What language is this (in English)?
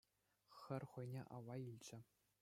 Chuvash